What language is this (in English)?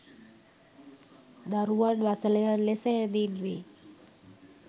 Sinhala